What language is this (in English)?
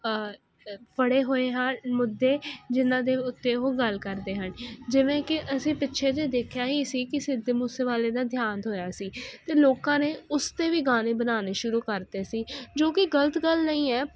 Punjabi